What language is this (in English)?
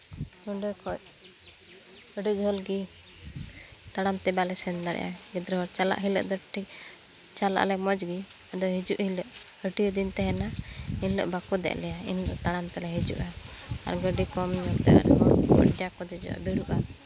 Santali